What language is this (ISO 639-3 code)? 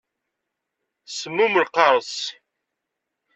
kab